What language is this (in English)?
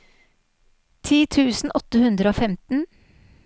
Norwegian